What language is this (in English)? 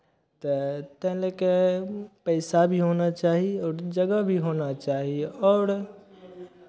Maithili